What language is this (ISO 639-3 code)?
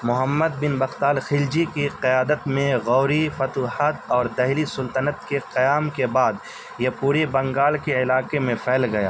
urd